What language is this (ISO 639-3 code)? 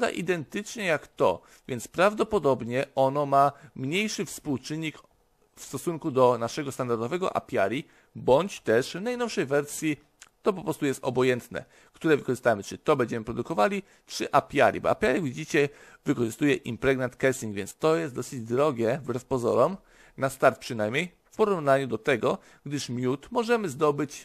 pol